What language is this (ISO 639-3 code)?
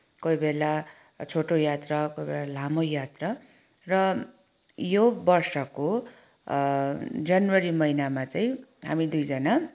nep